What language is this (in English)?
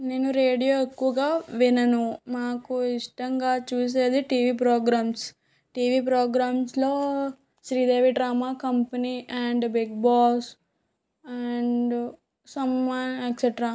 Telugu